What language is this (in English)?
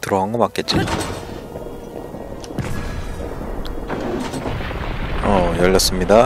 Korean